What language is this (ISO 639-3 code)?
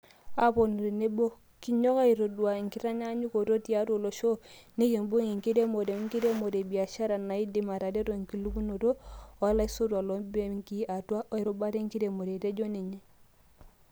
mas